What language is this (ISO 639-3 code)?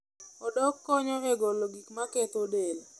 luo